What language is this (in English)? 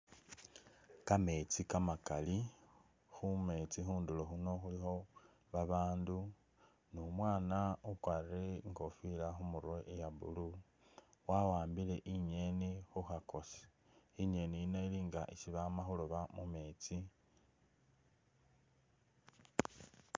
Masaaba